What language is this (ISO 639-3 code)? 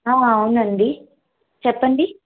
tel